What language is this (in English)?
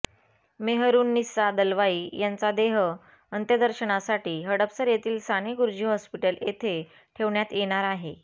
Marathi